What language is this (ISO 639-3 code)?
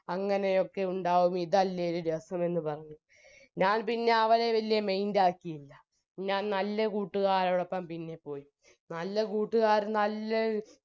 mal